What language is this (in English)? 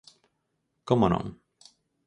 Galician